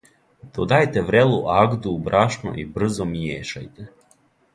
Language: Serbian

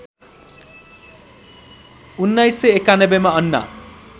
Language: Nepali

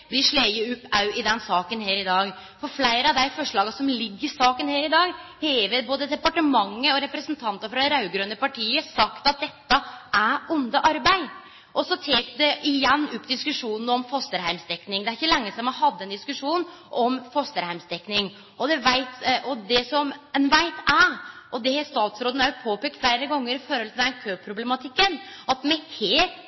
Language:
Norwegian Nynorsk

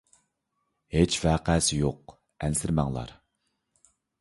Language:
Uyghur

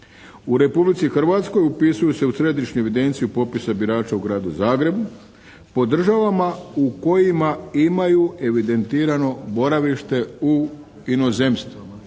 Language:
Croatian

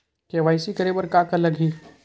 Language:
Chhattisgarhi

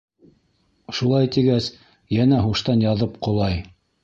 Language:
Bashkir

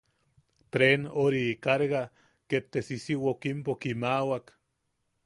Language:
Yaqui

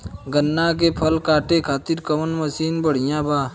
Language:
Bhojpuri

